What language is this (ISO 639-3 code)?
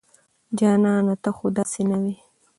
pus